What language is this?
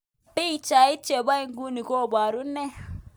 Kalenjin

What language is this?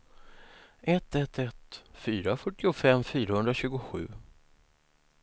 Swedish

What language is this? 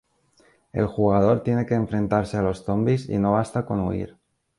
Spanish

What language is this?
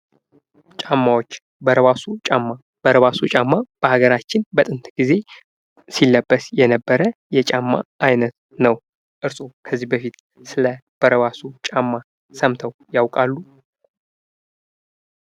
Amharic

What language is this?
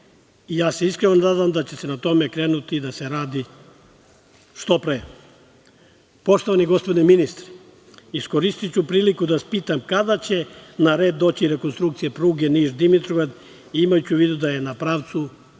Serbian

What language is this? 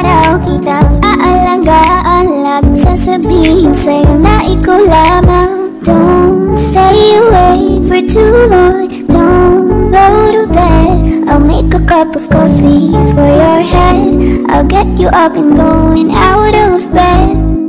English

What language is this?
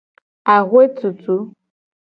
Gen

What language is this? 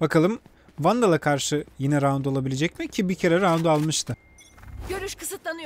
Turkish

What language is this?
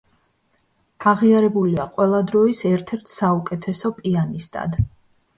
Georgian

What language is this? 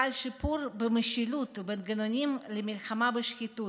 Hebrew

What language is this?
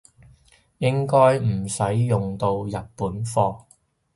Cantonese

